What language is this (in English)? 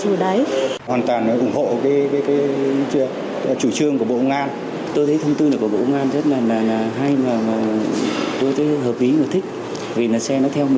Vietnamese